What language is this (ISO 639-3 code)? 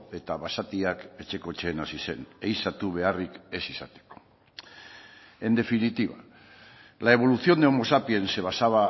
eus